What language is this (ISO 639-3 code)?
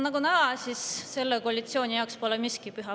est